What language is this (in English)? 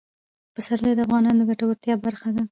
Pashto